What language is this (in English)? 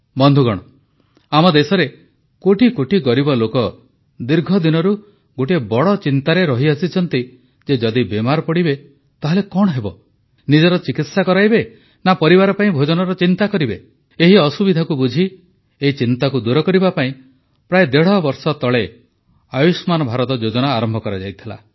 Odia